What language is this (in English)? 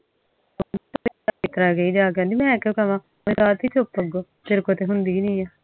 Punjabi